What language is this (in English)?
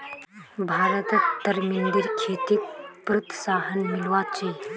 Magahi